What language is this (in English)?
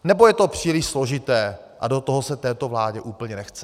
Czech